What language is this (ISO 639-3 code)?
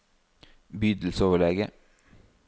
nor